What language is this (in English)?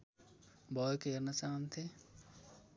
Nepali